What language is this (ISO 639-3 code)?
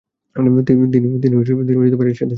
ben